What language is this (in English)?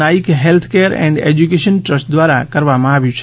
Gujarati